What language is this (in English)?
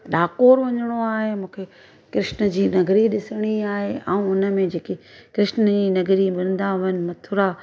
Sindhi